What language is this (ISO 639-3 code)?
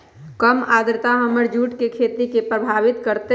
mag